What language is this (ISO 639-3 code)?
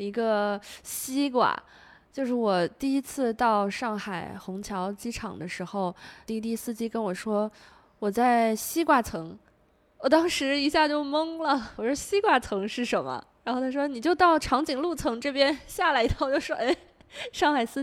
zho